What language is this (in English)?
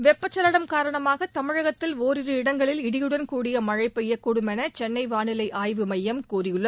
Tamil